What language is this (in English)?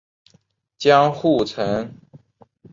Chinese